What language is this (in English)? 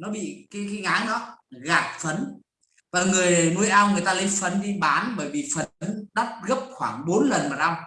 Vietnamese